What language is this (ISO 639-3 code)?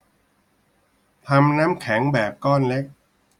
tha